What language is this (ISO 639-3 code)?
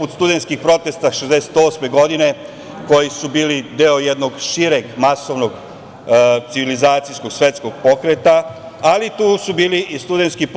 srp